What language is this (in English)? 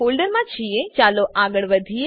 Gujarati